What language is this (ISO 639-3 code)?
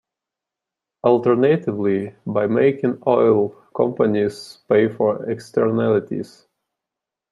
eng